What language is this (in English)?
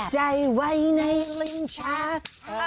Thai